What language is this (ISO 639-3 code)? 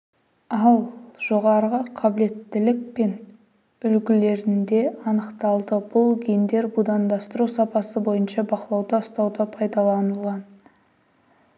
kaz